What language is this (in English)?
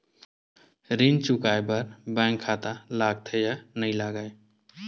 Chhattisgarhi